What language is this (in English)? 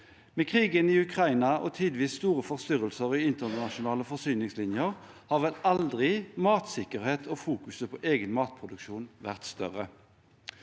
Norwegian